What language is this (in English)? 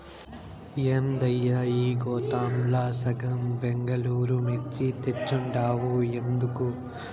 Telugu